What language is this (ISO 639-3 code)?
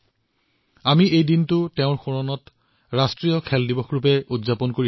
asm